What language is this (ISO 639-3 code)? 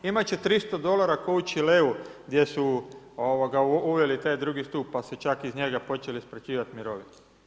hrv